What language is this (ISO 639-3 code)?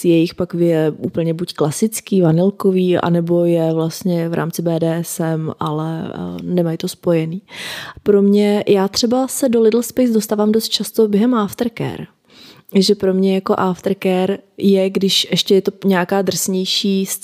ces